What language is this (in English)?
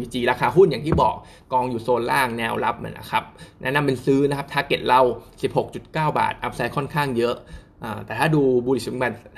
Thai